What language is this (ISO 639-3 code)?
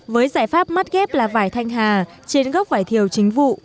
vie